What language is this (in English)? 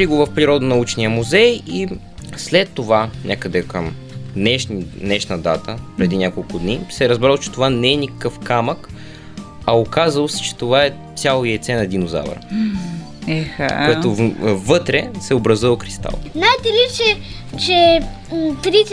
Bulgarian